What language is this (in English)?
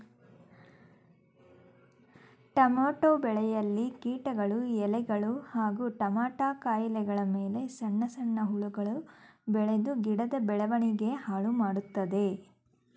Kannada